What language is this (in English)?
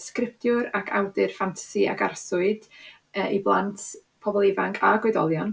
Welsh